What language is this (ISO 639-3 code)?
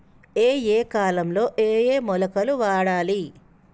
tel